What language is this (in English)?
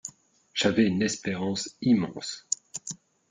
French